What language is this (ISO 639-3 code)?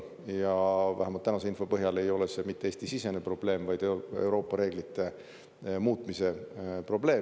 est